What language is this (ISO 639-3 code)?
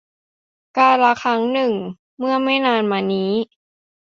tha